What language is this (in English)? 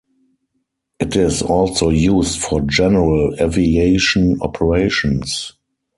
English